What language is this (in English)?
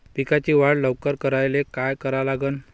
Marathi